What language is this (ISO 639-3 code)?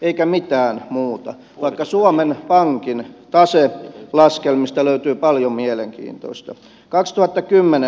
fin